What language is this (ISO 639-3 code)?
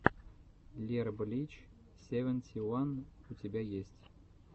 rus